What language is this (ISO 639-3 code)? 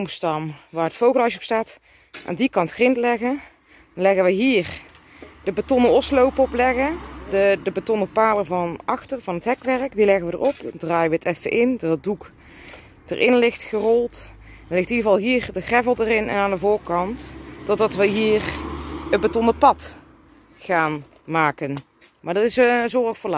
nld